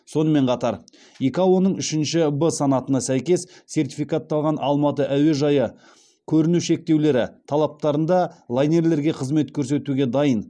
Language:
Kazakh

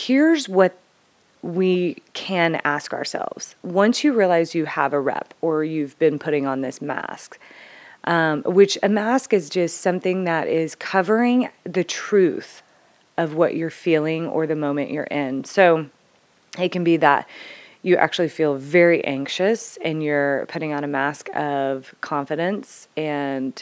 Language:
English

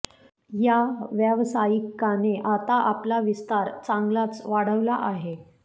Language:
Marathi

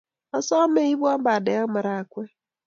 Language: Kalenjin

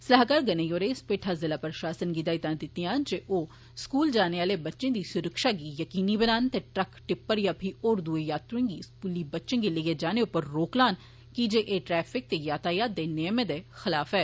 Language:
Dogri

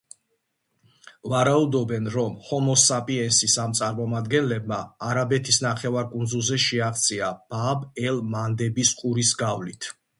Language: Georgian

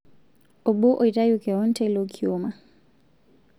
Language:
Masai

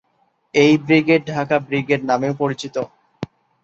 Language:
Bangla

